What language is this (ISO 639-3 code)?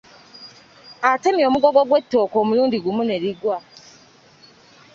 lug